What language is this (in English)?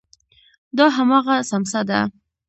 Pashto